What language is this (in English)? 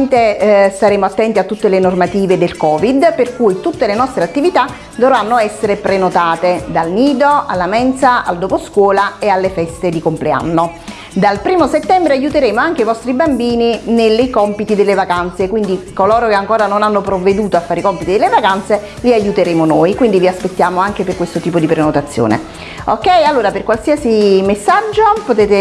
Italian